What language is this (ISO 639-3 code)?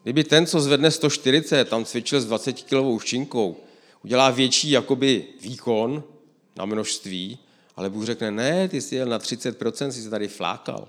ces